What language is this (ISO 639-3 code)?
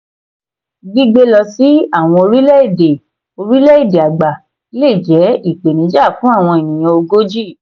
yor